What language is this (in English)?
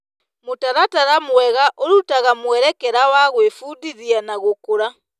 Kikuyu